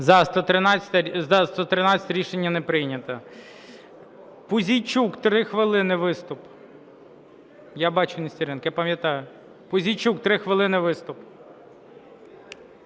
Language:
Ukrainian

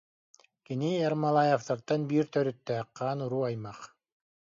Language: Yakut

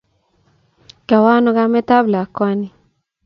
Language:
Kalenjin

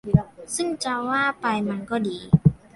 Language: Thai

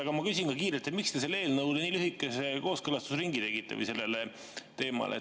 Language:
Estonian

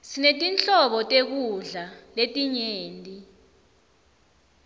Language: Swati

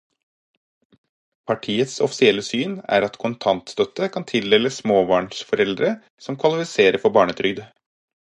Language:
Norwegian Bokmål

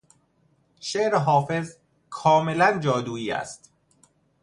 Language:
Persian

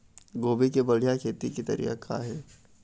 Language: Chhattisgarhi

